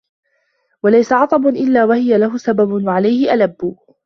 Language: Arabic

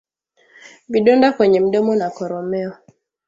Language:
Swahili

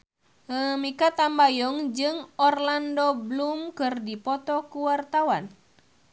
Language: Sundanese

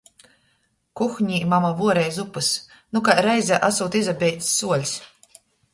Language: Latgalian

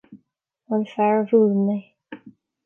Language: Irish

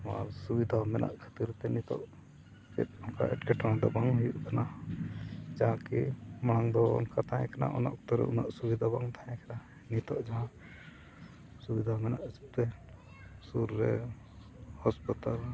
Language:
Santali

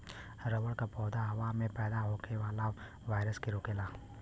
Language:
Bhojpuri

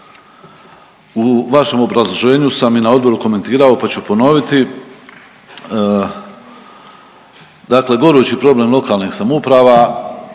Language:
Croatian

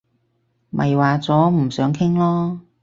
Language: Cantonese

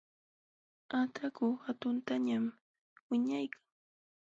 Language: Jauja Wanca Quechua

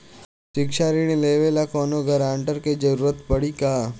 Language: Bhojpuri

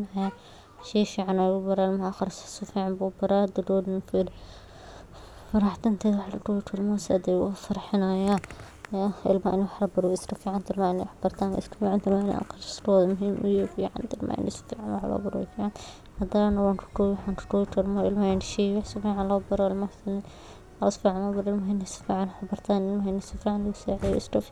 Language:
Somali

